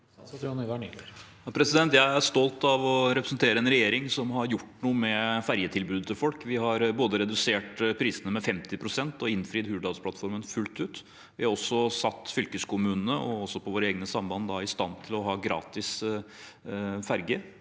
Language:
Norwegian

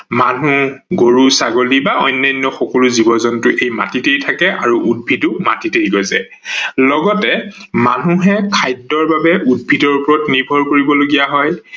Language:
Assamese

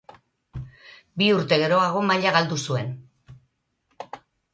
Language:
Basque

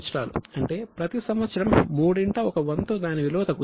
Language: Telugu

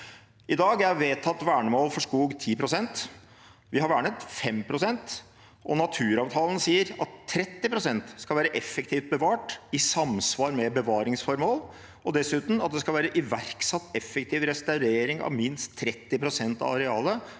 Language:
Norwegian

